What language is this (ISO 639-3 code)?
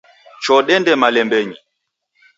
dav